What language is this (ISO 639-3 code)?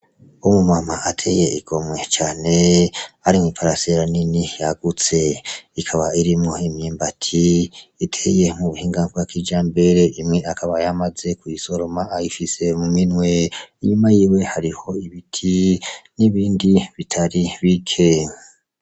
run